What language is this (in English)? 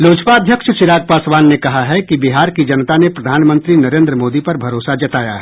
Hindi